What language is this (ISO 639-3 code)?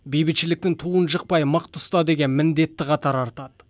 kaz